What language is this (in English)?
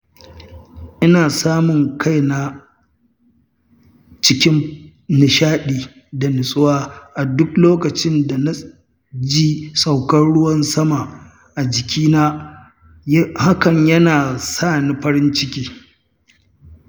Hausa